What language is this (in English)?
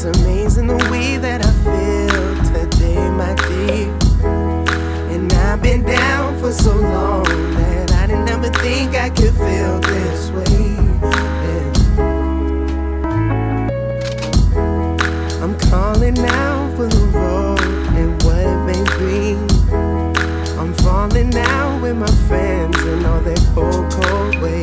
Japanese